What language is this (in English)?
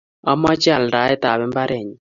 Kalenjin